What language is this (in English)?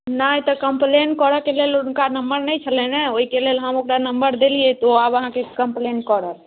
Maithili